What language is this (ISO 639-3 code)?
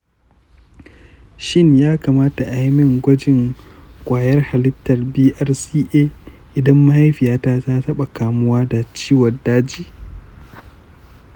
hau